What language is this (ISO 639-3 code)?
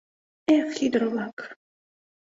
chm